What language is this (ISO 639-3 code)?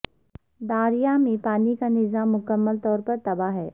urd